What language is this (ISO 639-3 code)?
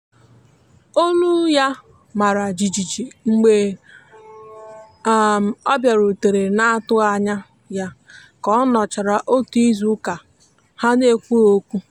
ibo